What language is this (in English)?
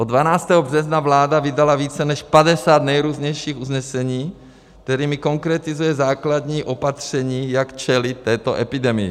Czech